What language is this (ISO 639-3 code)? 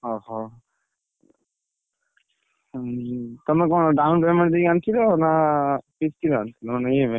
ori